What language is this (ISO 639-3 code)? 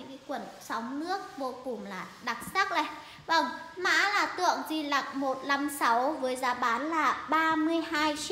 vie